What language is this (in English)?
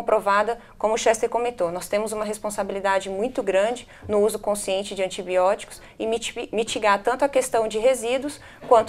Portuguese